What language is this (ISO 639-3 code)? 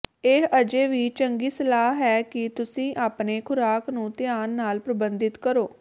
pan